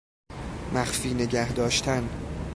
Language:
Persian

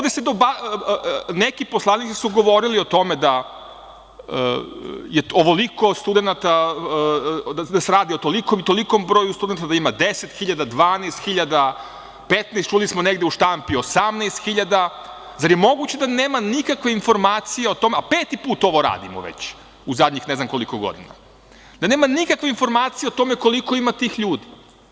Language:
Serbian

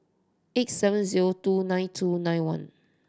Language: English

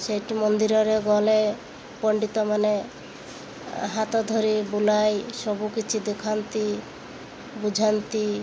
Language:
Odia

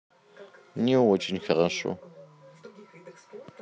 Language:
Russian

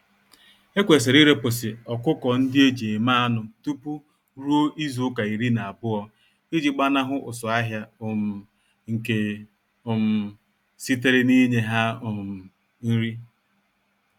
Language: Igbo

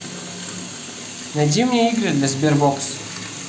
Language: Russian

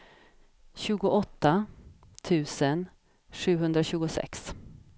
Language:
Swedish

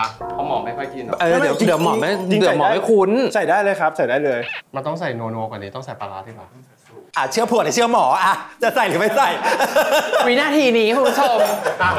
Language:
Thai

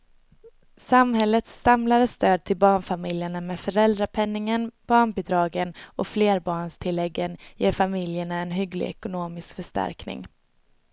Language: Swedish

